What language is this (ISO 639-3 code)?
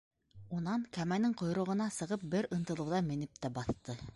bak